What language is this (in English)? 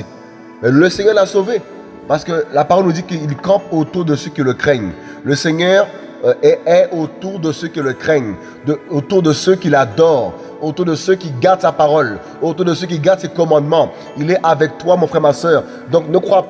French